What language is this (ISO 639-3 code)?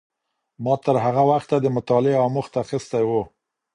pus